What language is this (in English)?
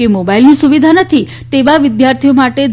Gujarati